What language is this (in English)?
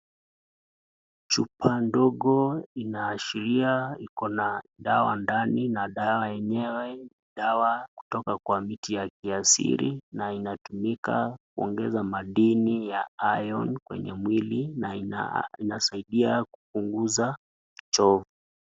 Swahili